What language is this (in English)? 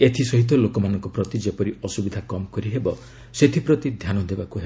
Odia